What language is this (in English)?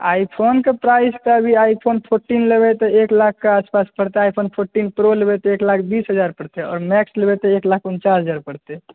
Maithili